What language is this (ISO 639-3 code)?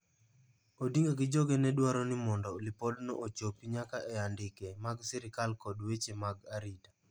luo